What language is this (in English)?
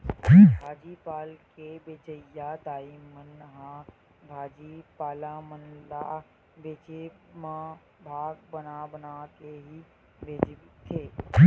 Chhattisgarhi